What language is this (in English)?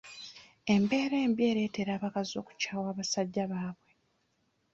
Ganda